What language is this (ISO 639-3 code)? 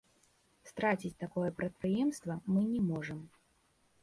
bel